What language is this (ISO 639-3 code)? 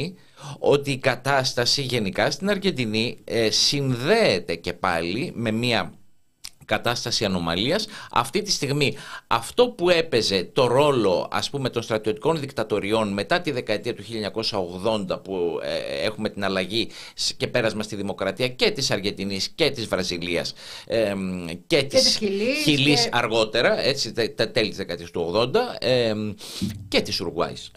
ell